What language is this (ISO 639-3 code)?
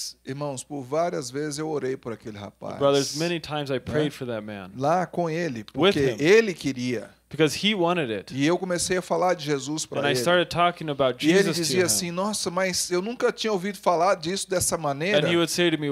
por